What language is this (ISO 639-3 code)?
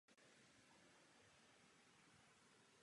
ces